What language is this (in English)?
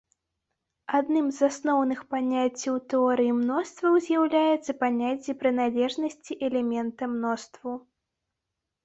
Belarusian